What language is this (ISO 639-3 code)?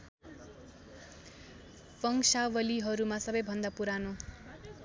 nep